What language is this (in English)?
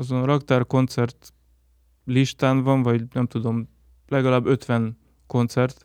Hungarian